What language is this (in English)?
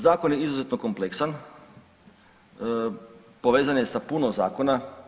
Croatian